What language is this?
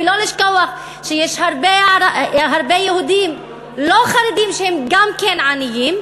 Hebrew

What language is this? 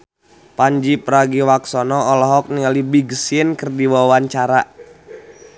Sundanese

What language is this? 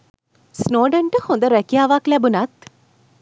Sinhala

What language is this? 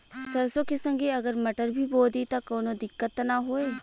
Bhojpuri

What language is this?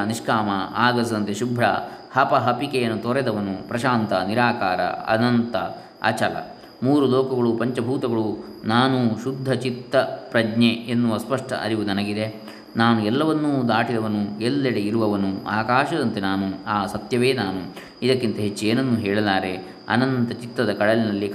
Kannada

